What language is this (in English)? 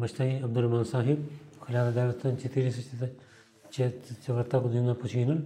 Bulgarian